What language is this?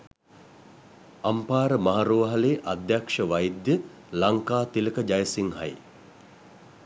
Sinhala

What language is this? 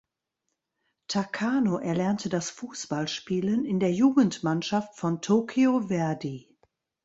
German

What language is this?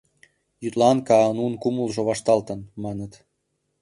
Mari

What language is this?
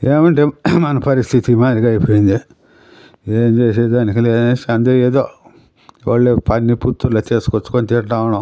Telugu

